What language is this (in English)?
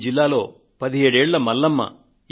Telugu